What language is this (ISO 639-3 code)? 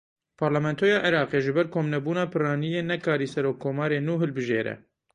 kur